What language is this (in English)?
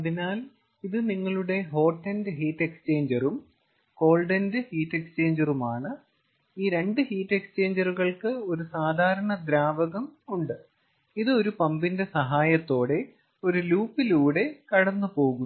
Malayalam